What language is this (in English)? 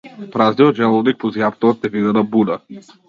Macedonian